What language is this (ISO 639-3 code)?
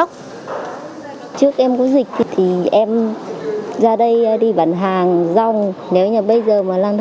vie